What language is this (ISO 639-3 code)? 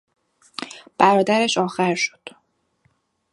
fas